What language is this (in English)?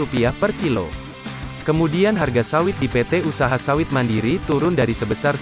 Indonesian